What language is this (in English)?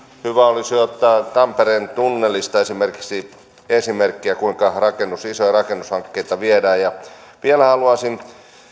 Finnish